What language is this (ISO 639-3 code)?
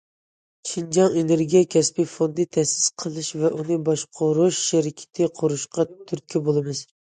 uig